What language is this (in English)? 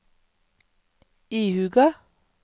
Norwegian